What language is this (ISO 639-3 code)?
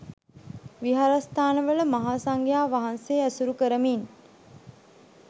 sin